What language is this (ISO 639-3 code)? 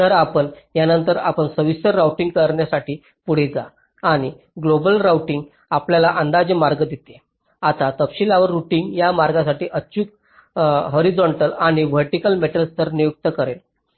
mar